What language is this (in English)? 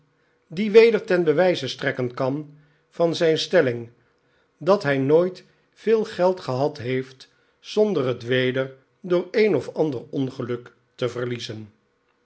Dutch